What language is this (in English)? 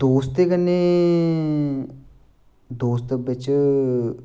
Dogri